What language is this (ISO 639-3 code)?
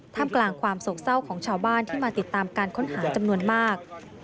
tha